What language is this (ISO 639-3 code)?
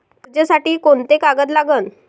mar